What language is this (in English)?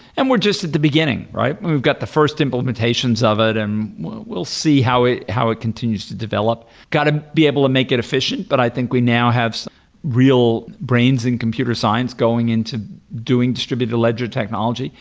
English